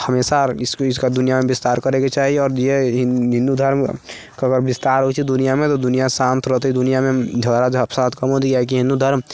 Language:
Maithili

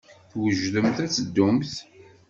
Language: Kabyle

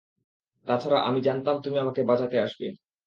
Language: Bangla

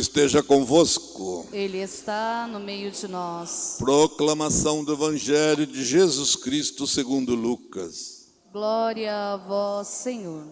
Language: Portuguese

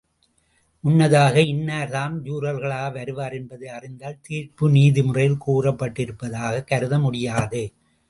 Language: Tamil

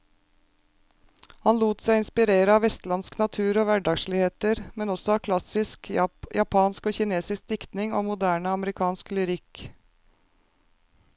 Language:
Norwegian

